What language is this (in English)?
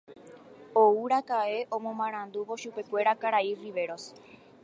Guarani